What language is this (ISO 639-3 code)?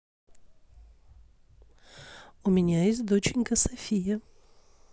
rus